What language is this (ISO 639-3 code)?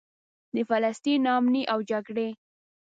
pus